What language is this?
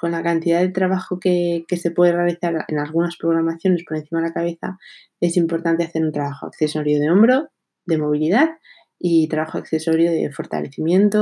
Spanish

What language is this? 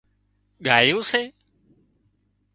Wadiyara Koli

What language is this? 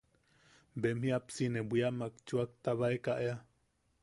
Yaqui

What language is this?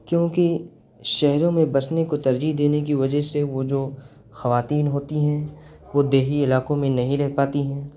Urdu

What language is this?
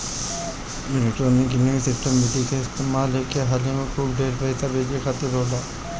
Bhojpuri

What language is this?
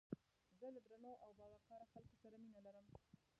Pashto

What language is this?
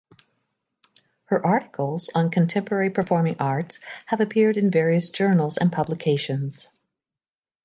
English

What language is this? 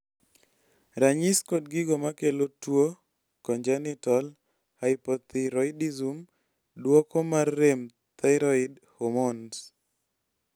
Luo (Kenya and Tanzania)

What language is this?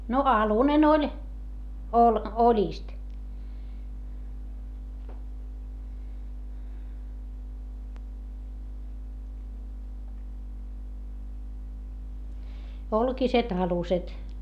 Finnish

